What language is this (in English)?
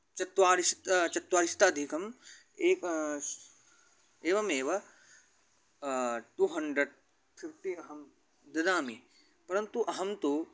Sanskrit